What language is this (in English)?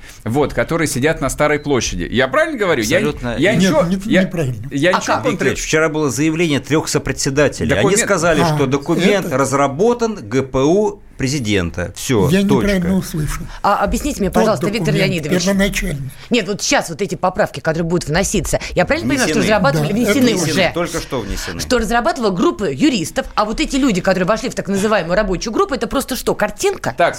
Russian